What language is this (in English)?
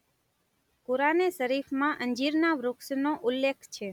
Gujarati